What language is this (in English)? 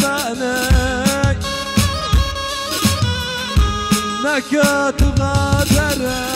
Arabic